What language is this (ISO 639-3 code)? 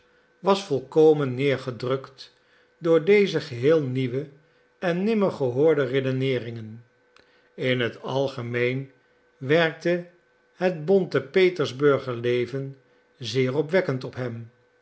nld